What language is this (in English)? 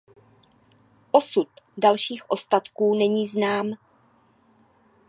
Czech